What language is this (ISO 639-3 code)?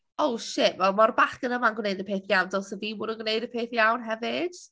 cym